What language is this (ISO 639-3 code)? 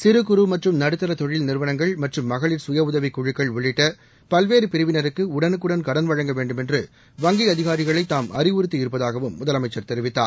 tam